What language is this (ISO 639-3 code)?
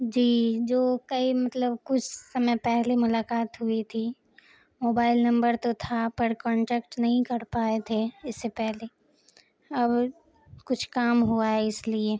urd